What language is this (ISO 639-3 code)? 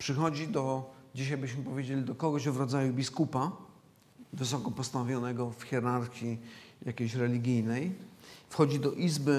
pol